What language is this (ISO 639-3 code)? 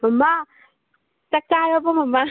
mni